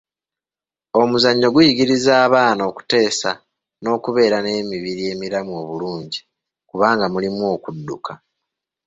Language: Ganda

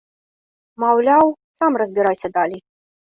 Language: Belarusian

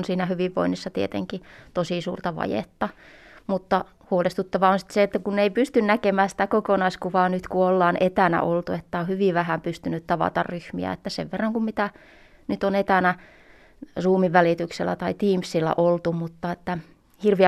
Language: Finnish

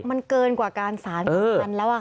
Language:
Thai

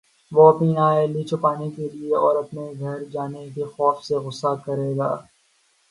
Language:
Urdu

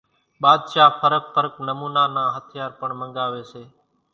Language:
Kachi Koli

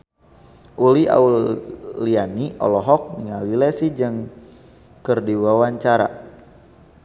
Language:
Sundanese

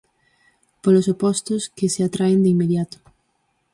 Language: Galician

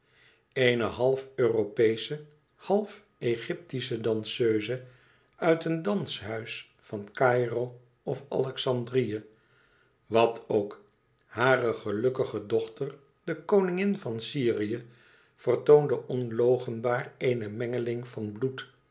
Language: Dutch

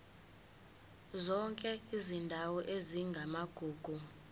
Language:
Zulu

